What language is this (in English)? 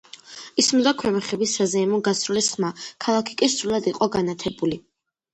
Georgian